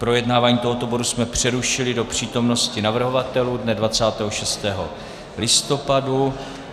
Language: Czech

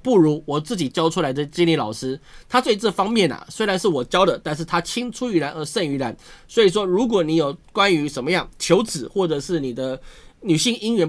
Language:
Chinese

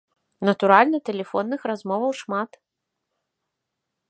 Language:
Belarusian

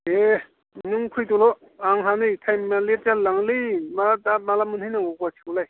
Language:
Bodo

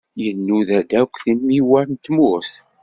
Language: Kabyle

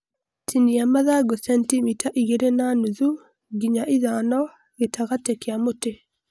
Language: Kikuyu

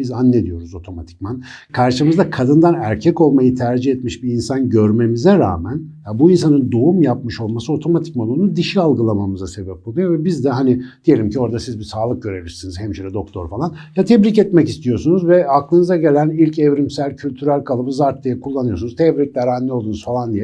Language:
Turkish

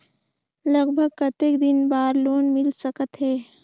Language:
Chhattisgarhi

